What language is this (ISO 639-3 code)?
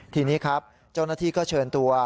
tha